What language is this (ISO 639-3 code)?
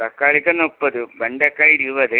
mal